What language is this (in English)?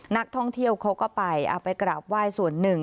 Thai